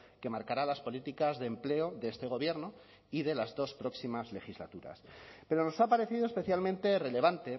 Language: Spanish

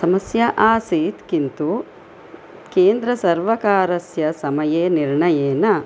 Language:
Sanskrit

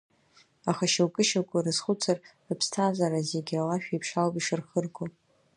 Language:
Abkhazian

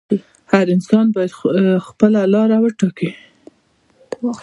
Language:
Pashto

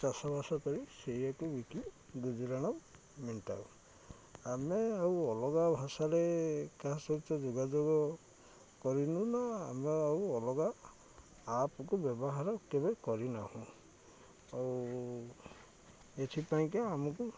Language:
Odia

